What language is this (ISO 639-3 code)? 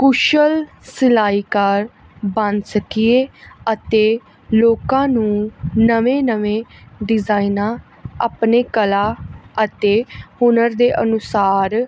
pan